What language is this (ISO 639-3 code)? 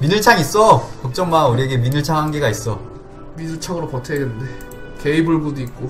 kor